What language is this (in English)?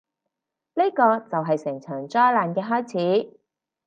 Cantonese